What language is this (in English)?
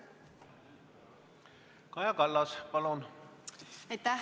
Estonian